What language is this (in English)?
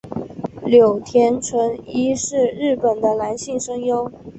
Chinese